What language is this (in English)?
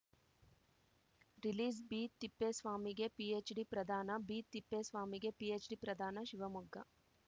Kannada